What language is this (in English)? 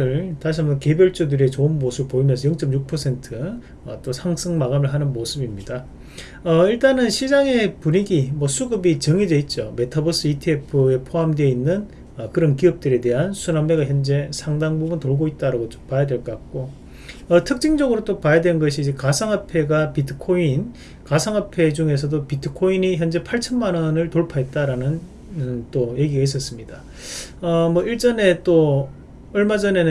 Korean